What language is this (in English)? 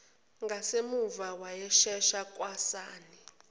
Zulu